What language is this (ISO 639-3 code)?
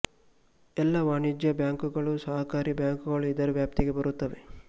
kan